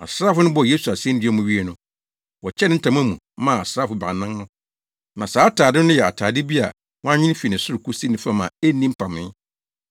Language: Akan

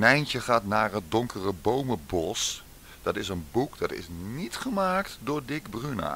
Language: Dutch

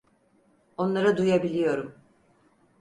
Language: Turkish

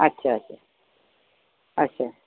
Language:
Dogri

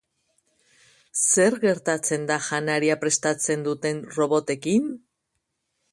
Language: Basque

